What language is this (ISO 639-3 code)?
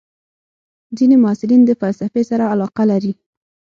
pus